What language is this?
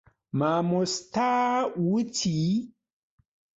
Central Kurdish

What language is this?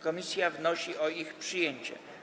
Polish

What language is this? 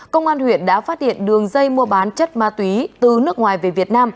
Vietnamese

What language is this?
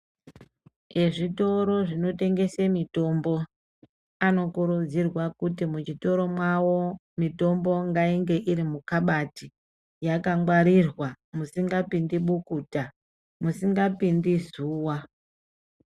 Ndau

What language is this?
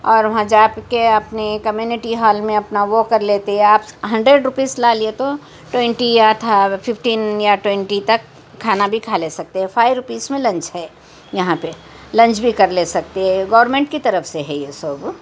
Urdu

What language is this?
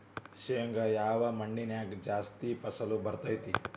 Kannada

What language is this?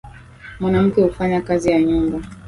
Swahili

